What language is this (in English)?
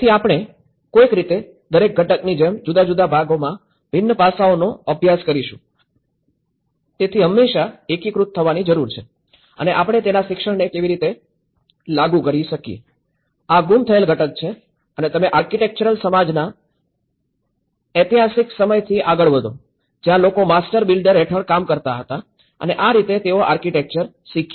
Gujarati